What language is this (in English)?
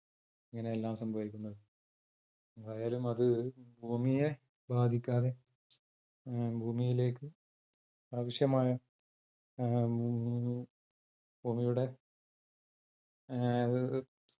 Malayalam